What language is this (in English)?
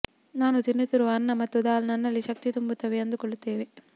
Kannada